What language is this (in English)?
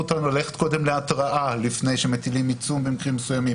Hebrew